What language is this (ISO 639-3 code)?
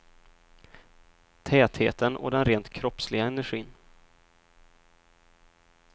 swe